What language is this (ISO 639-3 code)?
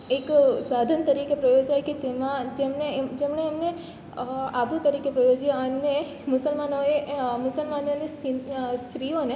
guj